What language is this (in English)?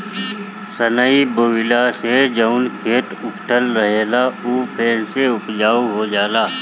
Bhojpuri